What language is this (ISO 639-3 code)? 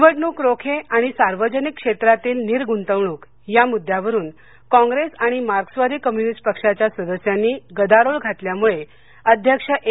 mar